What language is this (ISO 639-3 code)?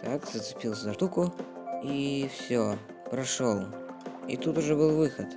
rus